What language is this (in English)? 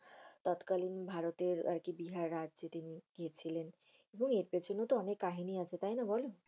Bangla